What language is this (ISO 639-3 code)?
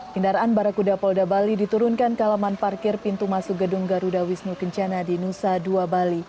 ind